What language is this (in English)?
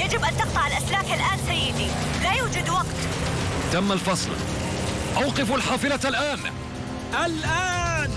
Arabic